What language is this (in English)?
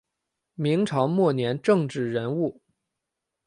Chinese